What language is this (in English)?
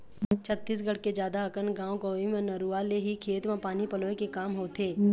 Chhattisgarhi